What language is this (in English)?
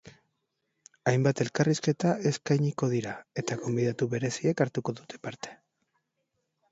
Basque